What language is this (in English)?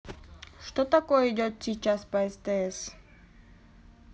Russian